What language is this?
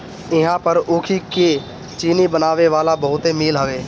Bhojpuri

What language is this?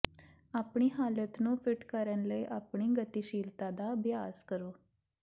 Punjabi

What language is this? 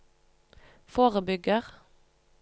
Norwegian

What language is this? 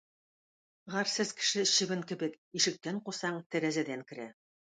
Tatar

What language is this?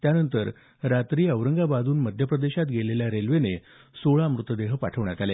Marathi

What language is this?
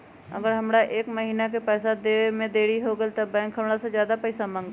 Magahi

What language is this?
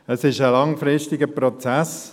Swiss German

